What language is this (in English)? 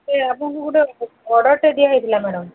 Odia